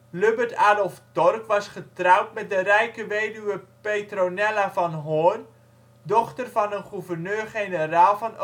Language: Dutch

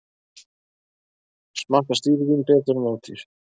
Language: Icelandic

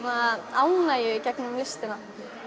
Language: Icelandic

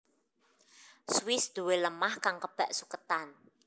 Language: Javanese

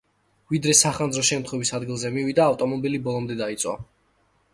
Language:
Georgian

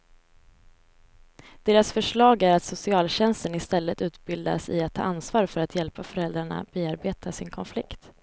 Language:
Swedish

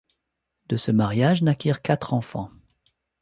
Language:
French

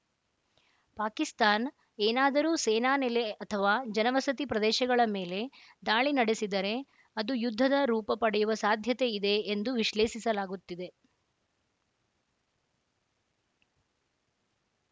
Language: Kannada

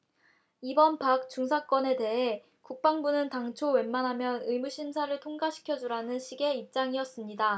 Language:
Korean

